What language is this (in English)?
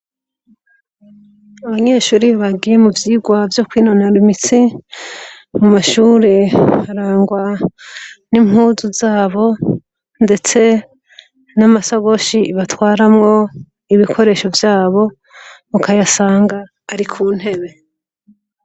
Rundi